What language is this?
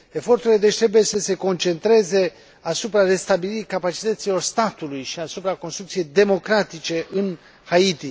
Romanian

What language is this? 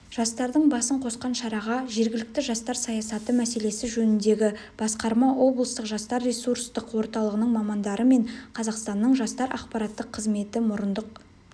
Kazakh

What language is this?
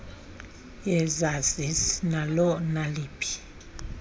Xhosa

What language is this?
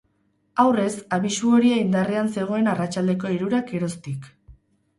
Basque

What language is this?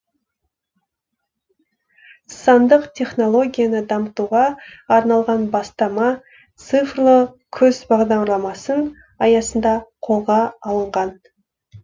Kazakh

